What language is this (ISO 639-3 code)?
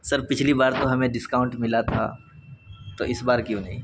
urd